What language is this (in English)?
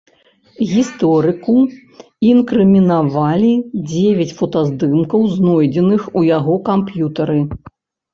Belarusian